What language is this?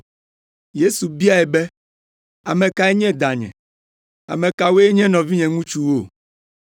Ewe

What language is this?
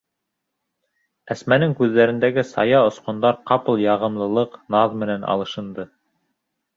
Bashkir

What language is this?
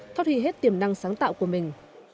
Vietnamese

